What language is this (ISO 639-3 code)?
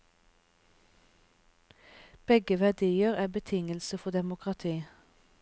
nor